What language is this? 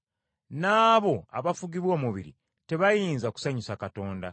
Ganda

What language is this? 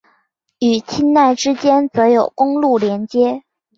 Chinese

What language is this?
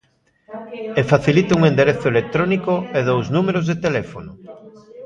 Galician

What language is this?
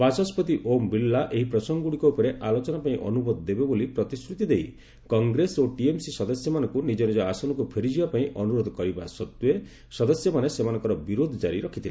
Odia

